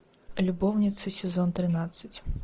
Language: Russian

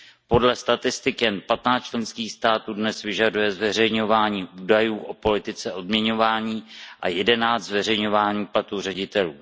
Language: Czech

